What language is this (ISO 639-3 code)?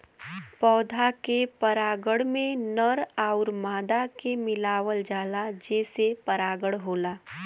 bho